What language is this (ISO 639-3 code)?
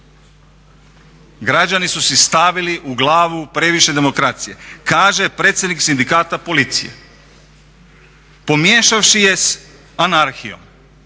hrv